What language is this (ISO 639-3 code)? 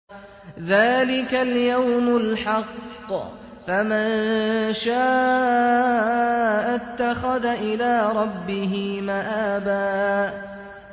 ara